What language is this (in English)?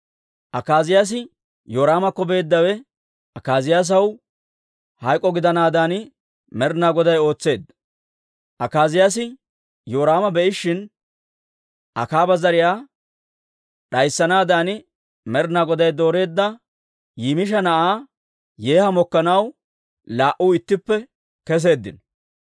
Dawro